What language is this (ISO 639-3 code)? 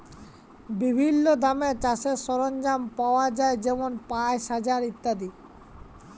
ben